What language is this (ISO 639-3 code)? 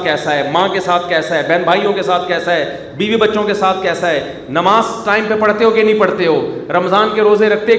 urd